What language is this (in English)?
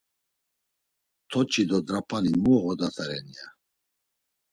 Laz